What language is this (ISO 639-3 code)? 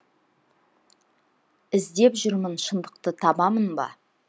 kaz